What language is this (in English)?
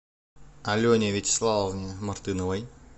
Russian